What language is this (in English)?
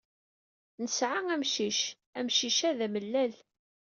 Kabyle